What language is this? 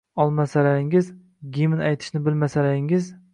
Uzbek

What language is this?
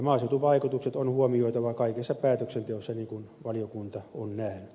Finnish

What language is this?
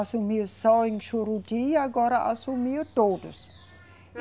Portuguese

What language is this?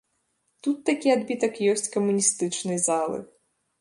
Belarusian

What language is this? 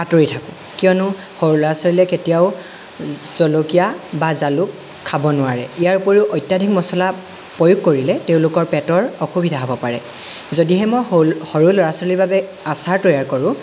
Assamese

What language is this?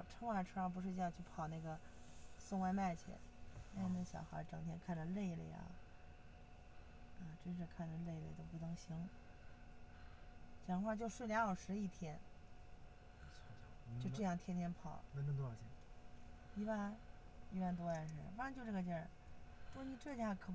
Chinese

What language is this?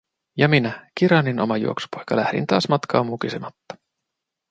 Finnish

